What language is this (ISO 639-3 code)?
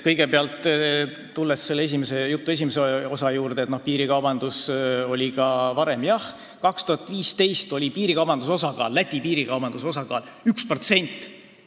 est